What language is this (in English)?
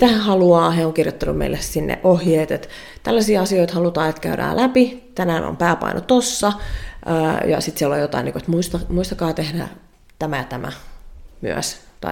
Finnish